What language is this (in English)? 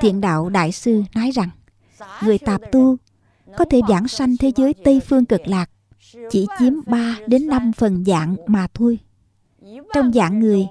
Vietnamese